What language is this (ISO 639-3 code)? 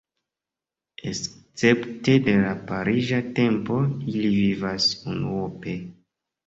epo